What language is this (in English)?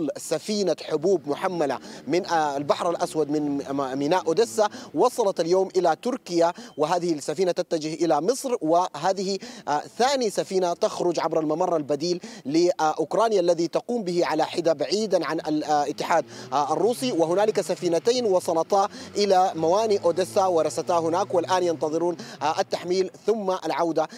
Arabic